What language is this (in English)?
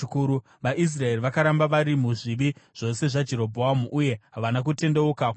Shona